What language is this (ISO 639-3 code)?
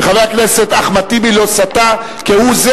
heb